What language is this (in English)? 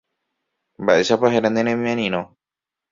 Guarani